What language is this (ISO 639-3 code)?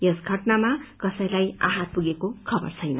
nep